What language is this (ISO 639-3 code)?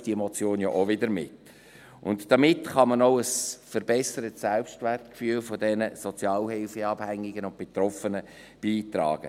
gsw